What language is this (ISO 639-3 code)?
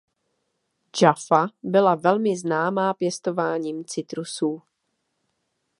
ces